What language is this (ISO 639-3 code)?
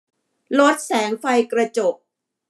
tha